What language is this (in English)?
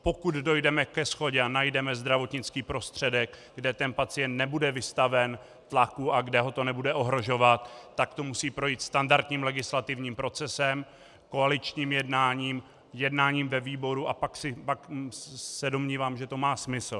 Czech